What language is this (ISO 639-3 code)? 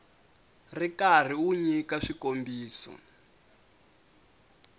tso